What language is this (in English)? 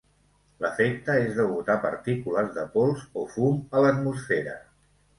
Catalan